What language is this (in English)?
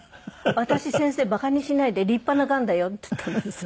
Japanese